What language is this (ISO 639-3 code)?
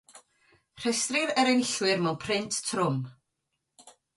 cym